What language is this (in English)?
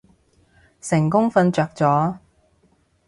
Cantonese